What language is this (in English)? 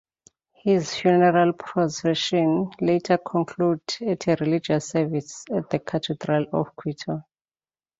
English